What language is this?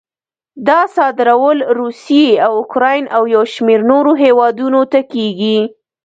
Pashto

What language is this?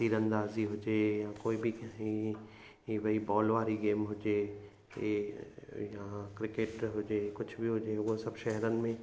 Sindhi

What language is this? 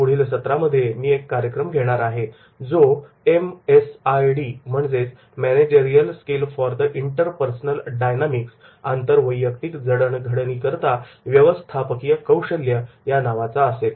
Marathi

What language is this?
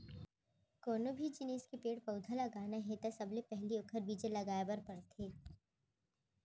Chhattisgarhi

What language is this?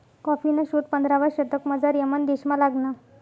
Marathi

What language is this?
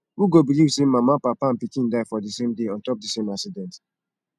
Nigerian Pidgin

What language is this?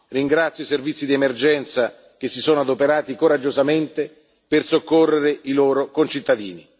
Italian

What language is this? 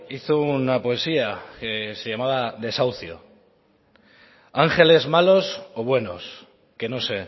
Spanish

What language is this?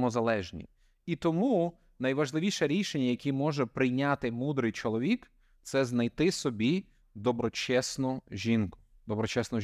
Ukrainian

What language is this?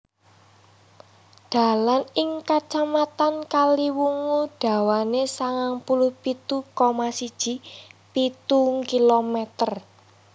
Javanese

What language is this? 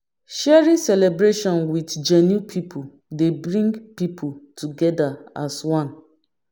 Nigerian Pidgin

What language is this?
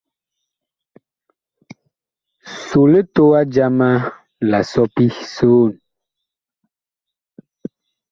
Bakoko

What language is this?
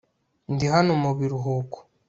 Kinyarwanda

